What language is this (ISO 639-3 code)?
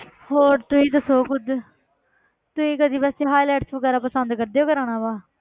pan